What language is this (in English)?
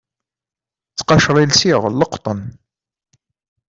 Kabyle